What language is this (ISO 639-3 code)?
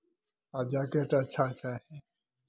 mai